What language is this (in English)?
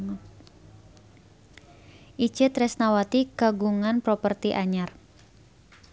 Sundanese